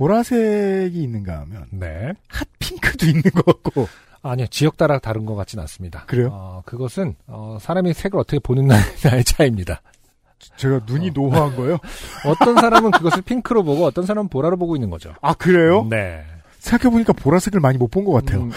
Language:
Korean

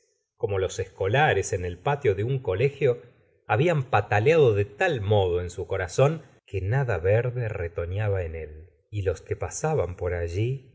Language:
Spanish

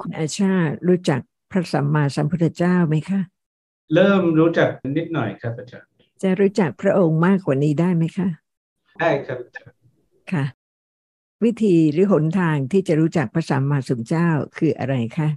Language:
Thai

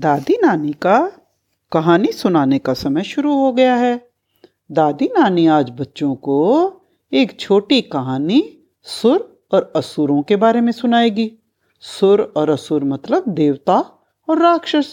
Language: Hindi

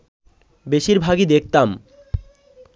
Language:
Bangla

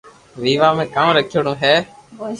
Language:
Loarki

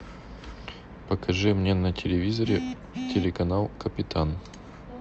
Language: Russian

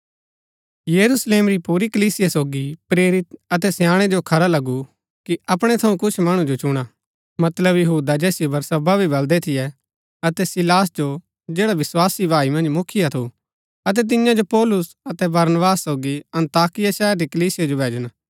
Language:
Gaddi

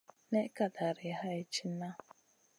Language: Masana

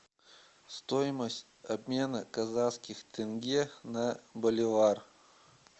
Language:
Russian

